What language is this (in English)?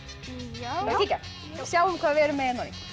Icelandic